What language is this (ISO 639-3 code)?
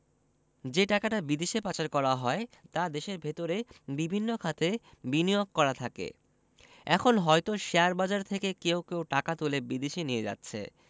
ben